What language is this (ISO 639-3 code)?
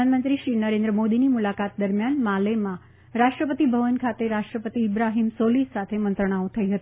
guj